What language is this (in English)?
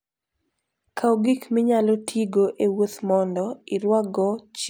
Luo (Kenya and Tanzania)